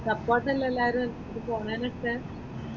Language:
Malayalam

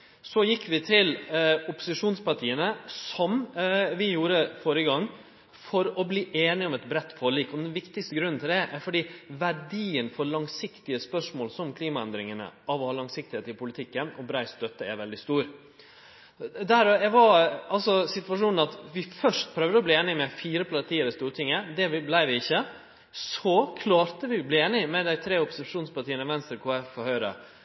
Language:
Norwegian Nynorsk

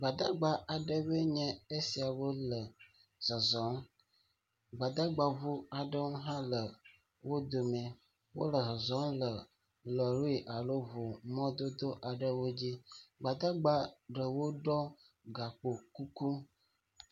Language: Ewe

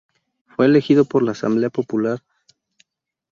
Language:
Spanish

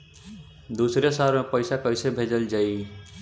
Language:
Bhojpuri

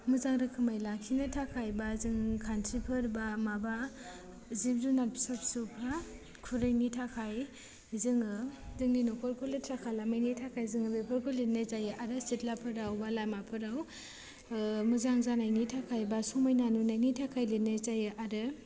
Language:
Bodo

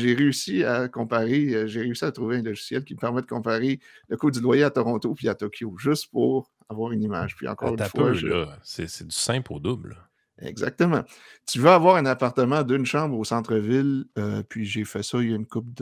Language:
French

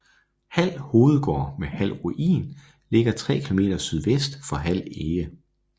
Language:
Danish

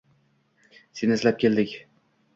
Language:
Uzbek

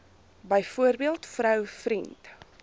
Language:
Afrikaans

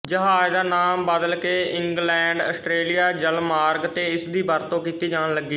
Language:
Punjabi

